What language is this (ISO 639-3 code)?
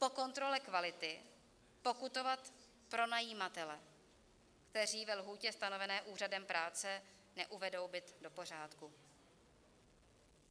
ces